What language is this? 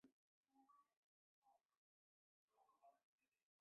Chinese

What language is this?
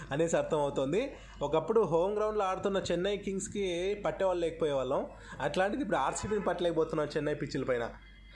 Telugu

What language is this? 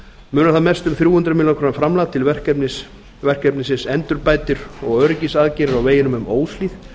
Icelandic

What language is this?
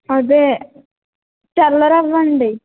Telugu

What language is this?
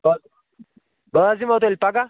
Kashmiri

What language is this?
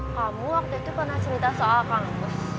Indonesian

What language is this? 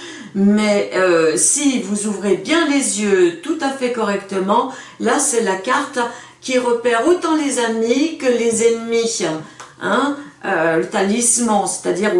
French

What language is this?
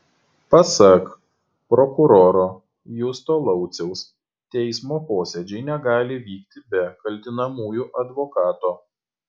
Lithuanian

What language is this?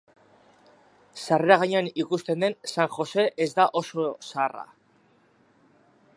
Basque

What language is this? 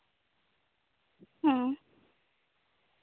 Santali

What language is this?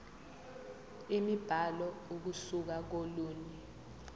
Zulu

